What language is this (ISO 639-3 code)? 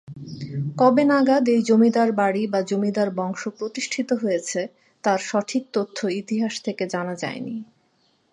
ben